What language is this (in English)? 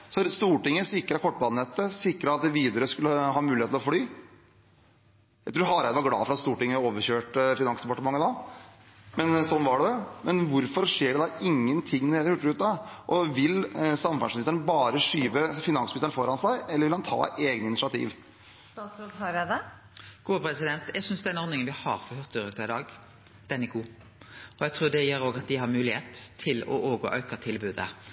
Norwegian